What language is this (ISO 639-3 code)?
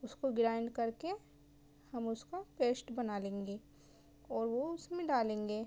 urd